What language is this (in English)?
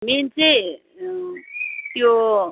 Nepali